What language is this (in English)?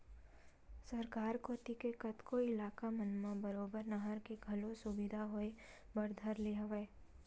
Chhattisgarhi